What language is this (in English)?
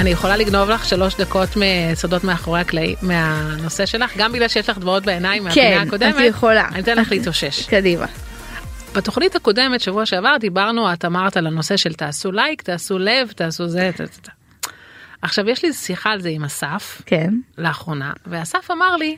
Hebrew